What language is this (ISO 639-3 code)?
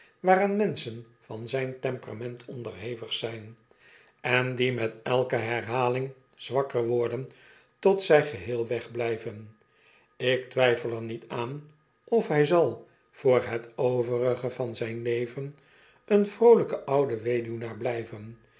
nld